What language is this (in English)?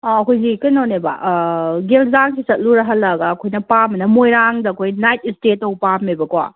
Manipuri